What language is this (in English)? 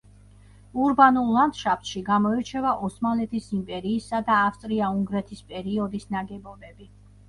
Georgian